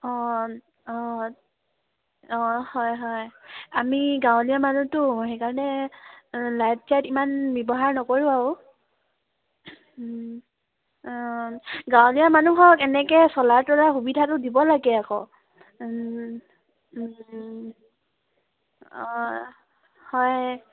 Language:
Assamese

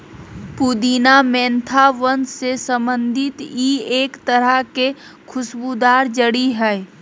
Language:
Magahi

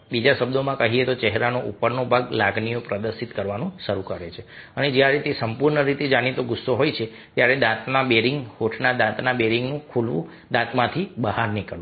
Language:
Gujarati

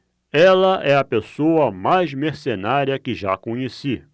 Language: Portuguese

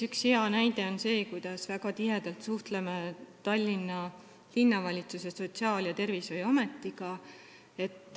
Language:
Estonian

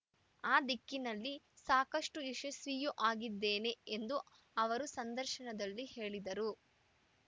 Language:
Kannada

